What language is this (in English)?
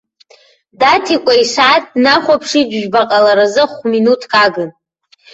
Abkhazian